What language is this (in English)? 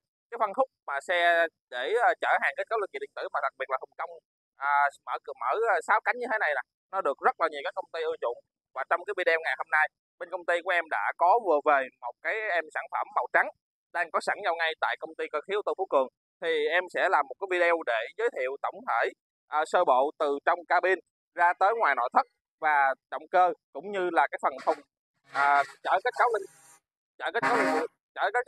Vietnamese